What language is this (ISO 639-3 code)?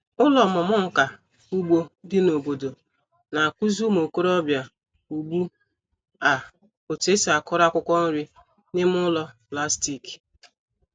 ibo